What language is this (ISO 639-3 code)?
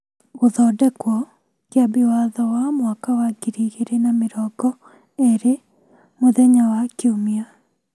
kik